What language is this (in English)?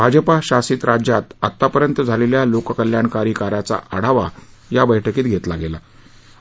Marathi